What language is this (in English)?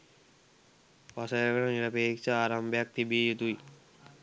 Sinhala